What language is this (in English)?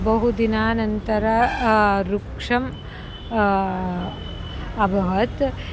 Sanskrit